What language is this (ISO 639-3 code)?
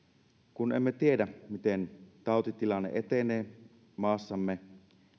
fin